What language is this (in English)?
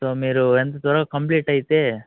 Telugu